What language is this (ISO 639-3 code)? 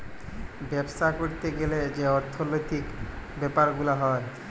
ben